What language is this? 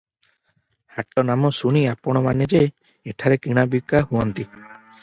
Odia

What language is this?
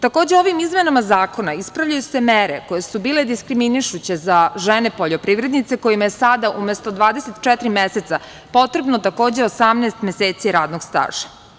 Serbian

